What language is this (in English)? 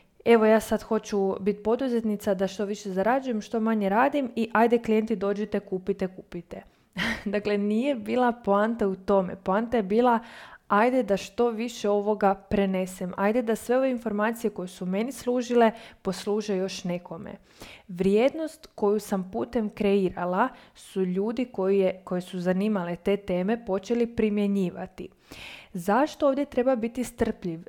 Croatian